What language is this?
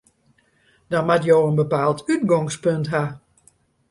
Western Frisian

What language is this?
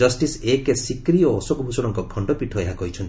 Odia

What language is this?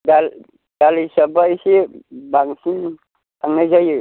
Bodo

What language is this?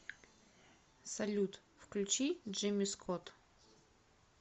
Russian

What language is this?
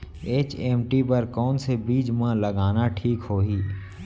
Chhattisgarhi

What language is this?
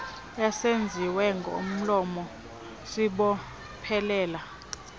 Xhosa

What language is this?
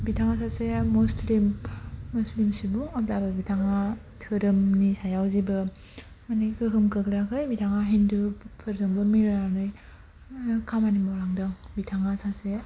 Bodo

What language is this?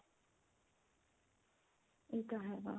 Punjabi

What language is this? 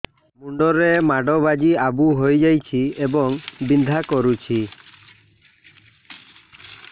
Odia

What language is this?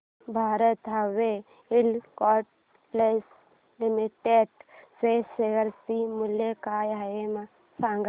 Marathi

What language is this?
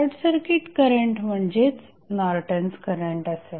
Marathi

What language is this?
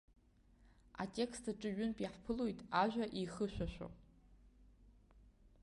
Abkhazian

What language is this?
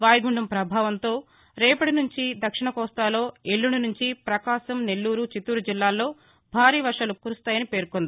Telugu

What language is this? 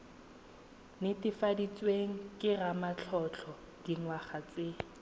Tswana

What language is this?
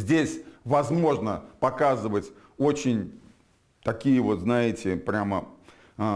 Russian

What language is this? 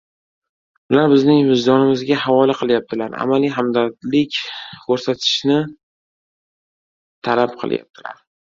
Uzbek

